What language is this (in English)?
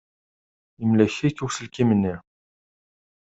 Kabyle